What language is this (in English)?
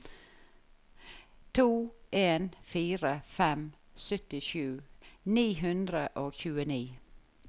Norwegian